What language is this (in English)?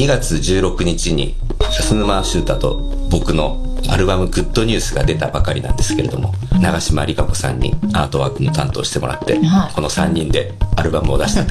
Japanese